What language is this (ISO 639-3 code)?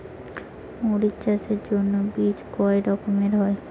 ben